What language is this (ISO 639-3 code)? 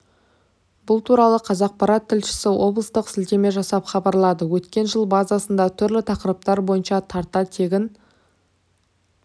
kaz